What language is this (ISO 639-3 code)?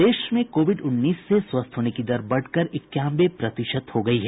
hin